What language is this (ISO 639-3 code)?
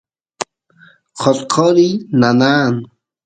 qus